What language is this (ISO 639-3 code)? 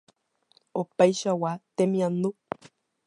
grn